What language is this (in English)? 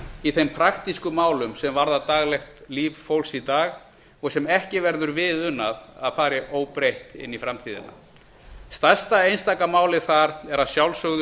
Icelandic